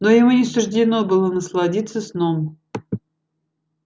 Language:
Russian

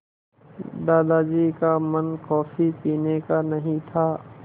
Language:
Hindi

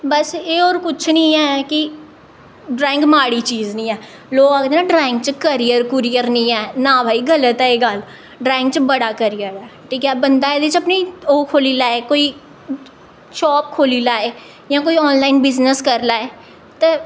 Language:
Dogri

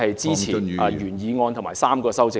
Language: Cantonese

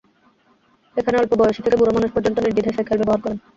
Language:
Bangla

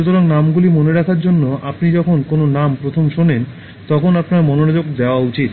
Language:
Bangla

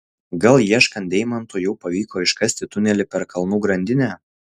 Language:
Lithuanian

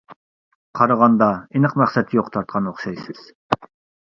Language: Uyghur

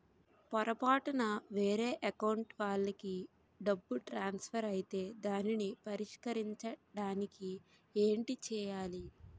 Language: Telugu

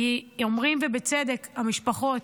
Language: Hebrew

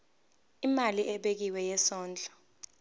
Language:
Zulu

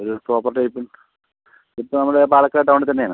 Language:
Malayalam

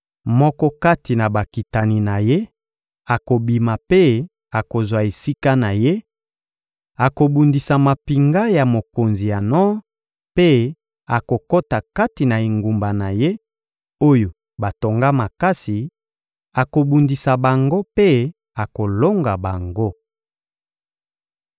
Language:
Lingala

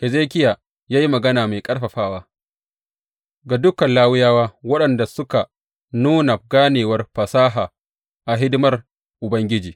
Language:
Hausa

